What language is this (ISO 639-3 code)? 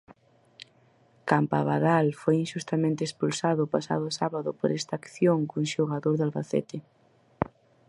glg